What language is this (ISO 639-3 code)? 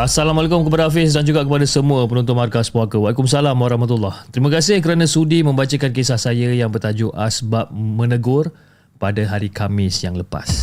msa